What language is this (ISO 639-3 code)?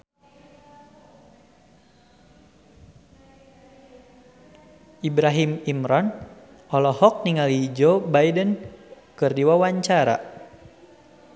sun